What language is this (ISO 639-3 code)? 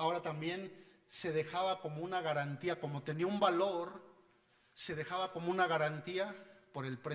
spa